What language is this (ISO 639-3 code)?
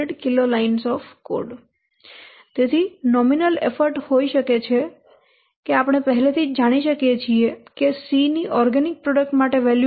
guj